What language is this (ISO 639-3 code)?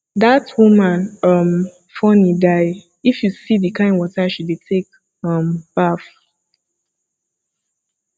pcm